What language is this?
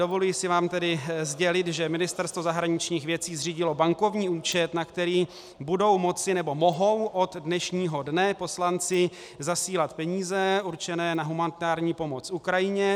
Czech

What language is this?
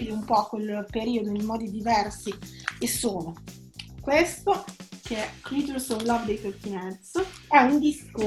Italian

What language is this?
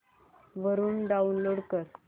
Marathi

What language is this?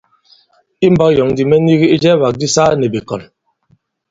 Bankon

